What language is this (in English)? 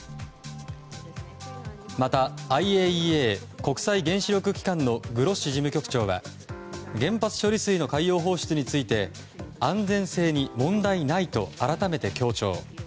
Japanese